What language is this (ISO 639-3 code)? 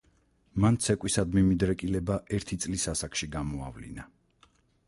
kat